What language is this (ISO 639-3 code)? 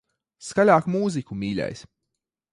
lav